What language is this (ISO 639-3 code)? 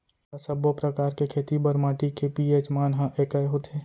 hne